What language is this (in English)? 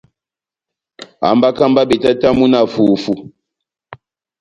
Batanga